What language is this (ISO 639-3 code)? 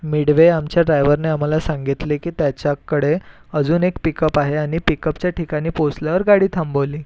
mar